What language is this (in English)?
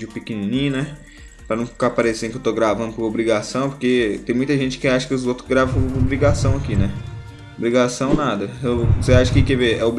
Portuguese